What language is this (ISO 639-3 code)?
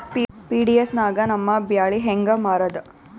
kan